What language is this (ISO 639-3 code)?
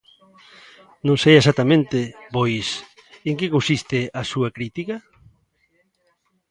glg